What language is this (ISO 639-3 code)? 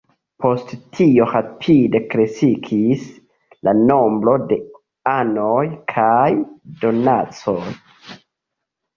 epo